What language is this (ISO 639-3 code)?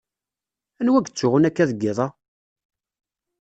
kab